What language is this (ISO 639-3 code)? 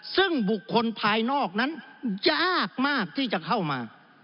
tha